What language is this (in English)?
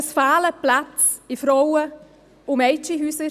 Swiss German